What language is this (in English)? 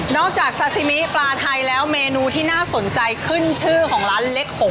Thai